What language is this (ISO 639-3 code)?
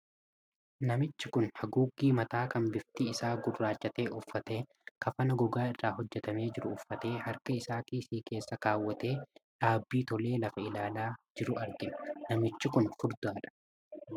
orm